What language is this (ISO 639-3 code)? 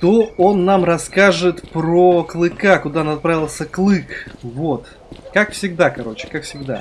rus